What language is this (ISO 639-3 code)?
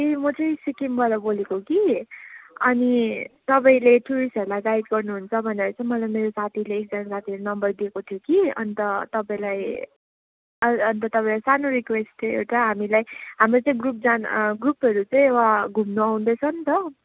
nep